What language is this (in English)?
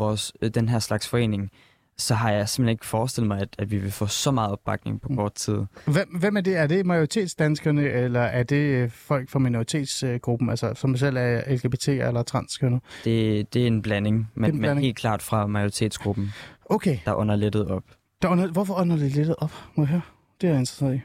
Danish